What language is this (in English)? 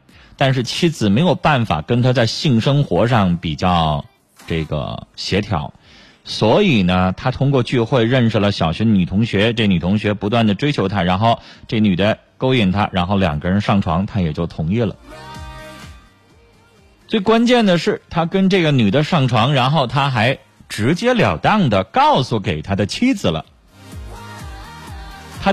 Chinese